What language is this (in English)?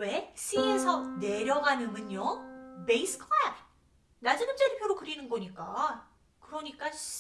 Korean